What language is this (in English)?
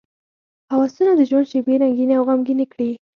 Pashto